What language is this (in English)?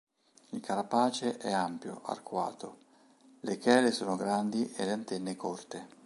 Italian